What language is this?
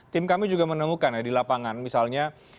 Indonesian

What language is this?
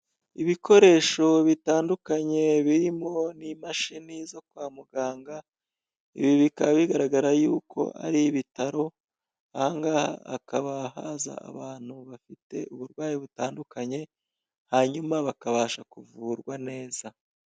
Kinyarwanda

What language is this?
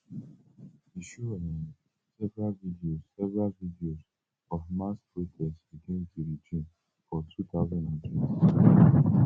Nigerian Pidgin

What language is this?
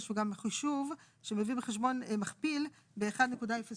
Hebrew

